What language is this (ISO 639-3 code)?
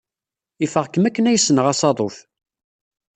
kab